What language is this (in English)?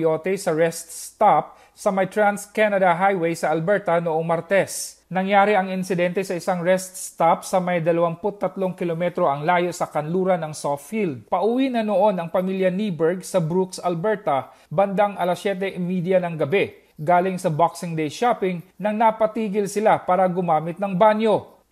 Filipino